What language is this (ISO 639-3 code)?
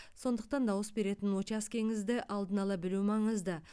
kaz